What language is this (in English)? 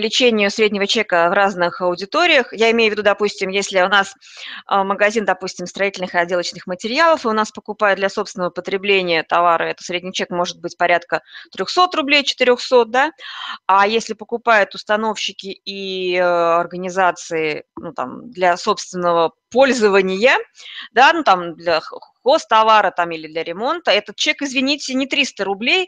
Russian